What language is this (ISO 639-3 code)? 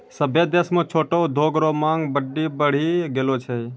mai